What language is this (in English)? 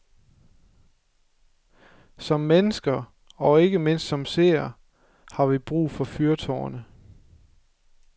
Danish